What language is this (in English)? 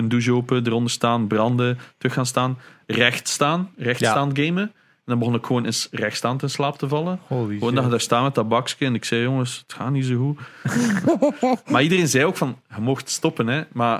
Dutch